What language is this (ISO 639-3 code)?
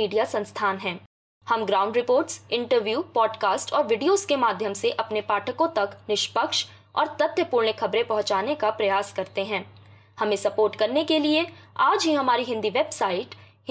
hin